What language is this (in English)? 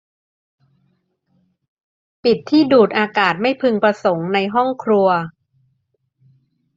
Thai